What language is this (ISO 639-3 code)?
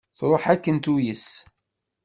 kab